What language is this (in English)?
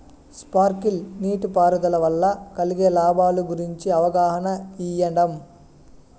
Telugu